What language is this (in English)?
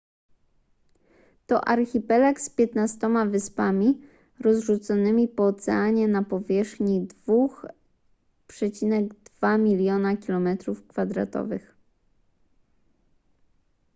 Polish